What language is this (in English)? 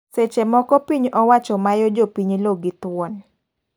Luo (Kenya and Tanzania)